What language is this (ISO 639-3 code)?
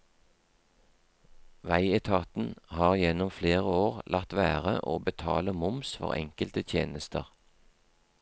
nor